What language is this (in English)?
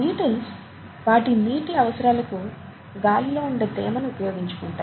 Telugu